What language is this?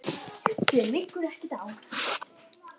Icelandic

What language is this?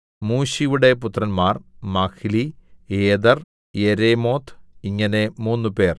Malayalam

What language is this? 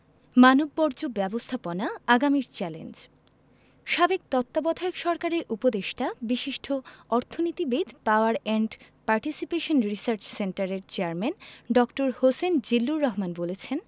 Bangla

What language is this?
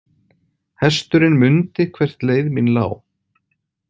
Icelandic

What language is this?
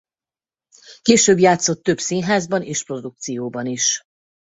Hungarian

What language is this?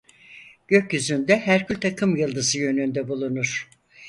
Turkish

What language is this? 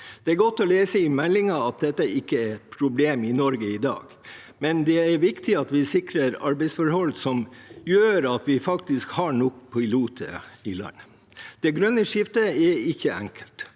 Norwegian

